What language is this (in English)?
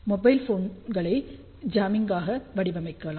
Tamil